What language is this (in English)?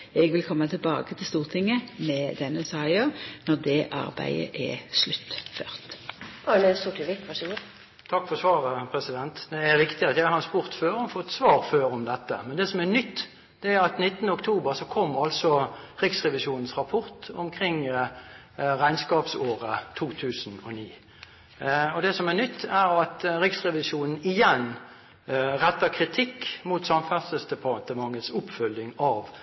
Norwegian